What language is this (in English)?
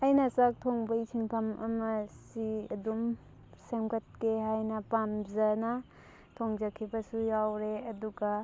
Manipuri